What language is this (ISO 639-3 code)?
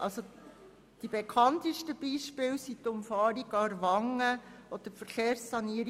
gsw